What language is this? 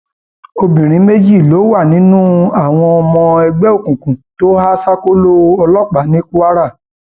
Yoruba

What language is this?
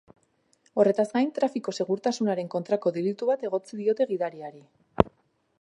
Basque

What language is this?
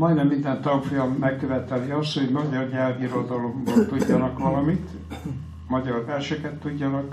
Hungarian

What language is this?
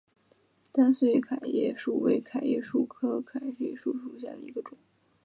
Chinese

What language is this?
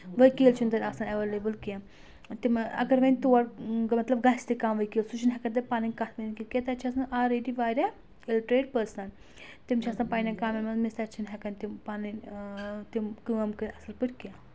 Kashmiri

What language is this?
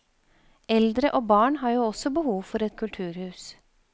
Norwegian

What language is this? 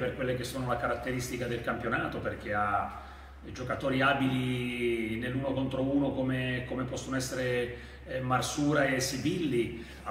Italian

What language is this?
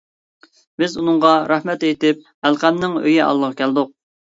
Uyghur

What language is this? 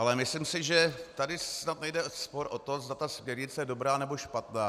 Czech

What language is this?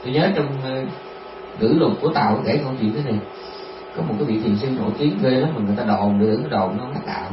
Vietnamese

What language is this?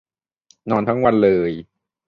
Thai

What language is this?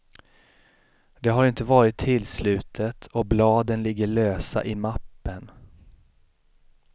Swedish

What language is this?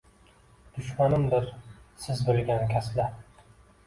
Uzbek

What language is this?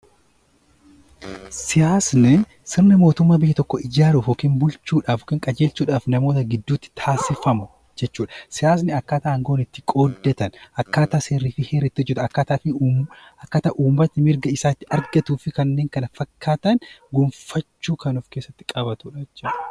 Oromo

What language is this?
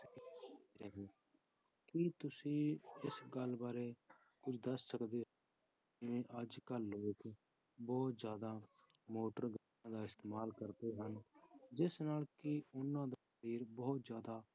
Punjabi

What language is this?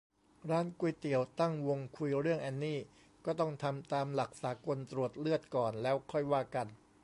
Thai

